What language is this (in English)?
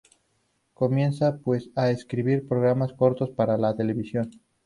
Spanish